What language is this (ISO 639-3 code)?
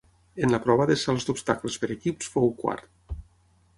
cat